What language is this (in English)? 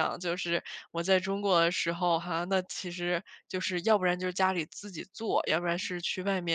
Chinese